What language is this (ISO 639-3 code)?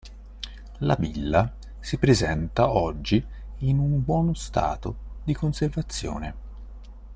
ita